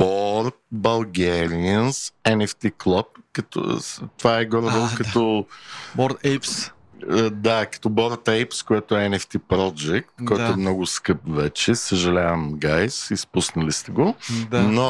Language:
Bulgarian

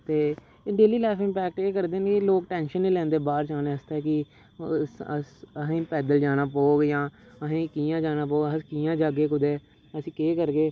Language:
Dogri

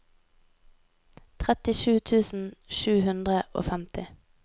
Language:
Norwegian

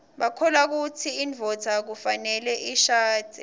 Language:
Swati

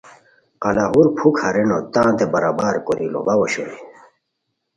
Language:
Khowar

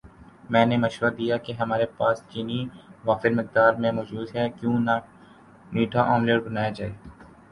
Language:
Urdu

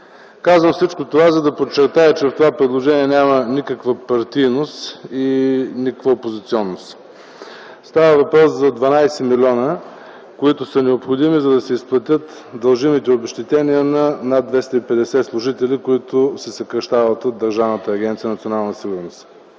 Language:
Bulgarian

